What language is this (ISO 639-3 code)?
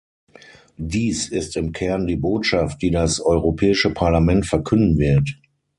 deu